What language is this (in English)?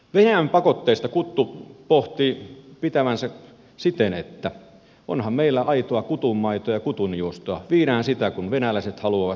Finnish